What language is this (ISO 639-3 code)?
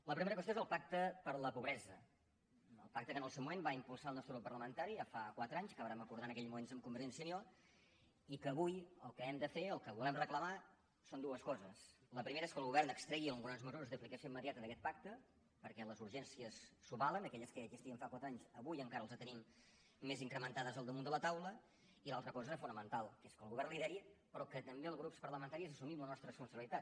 cat